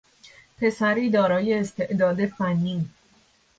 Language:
Persian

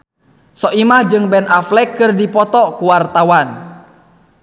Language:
Sundanese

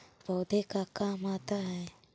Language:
Magahi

